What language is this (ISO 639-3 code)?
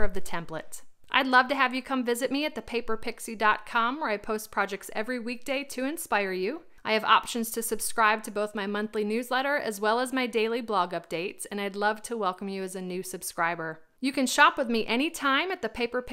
eng